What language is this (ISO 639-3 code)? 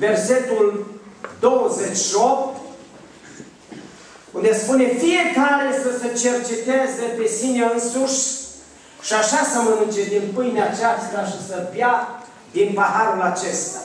ron